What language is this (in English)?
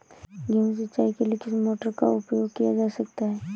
Hindi